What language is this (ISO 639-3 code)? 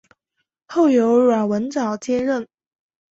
zho